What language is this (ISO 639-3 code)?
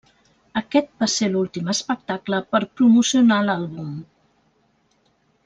cat